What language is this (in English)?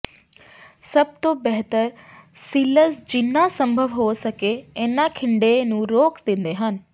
Punjabi